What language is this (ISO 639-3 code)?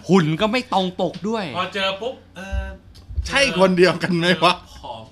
tha